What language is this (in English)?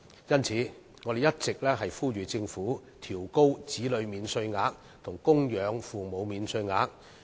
Cantonese